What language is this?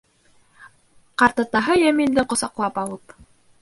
Bashkir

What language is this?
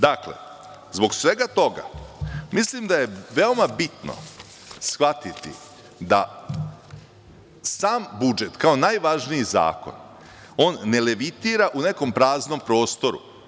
Serbian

